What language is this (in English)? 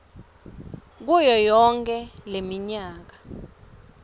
Swati